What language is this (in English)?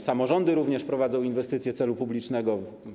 Polish